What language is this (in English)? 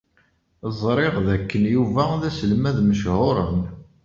Kabyle